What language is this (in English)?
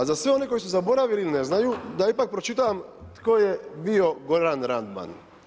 Croatian